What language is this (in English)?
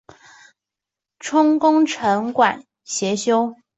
Chinese